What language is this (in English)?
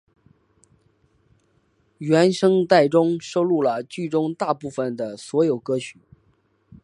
Chinese